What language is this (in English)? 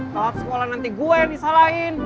Indonesian